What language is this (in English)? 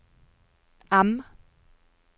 Norwegian